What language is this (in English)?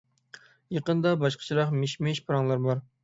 Uyghur